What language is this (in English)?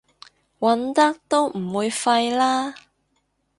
Cantonese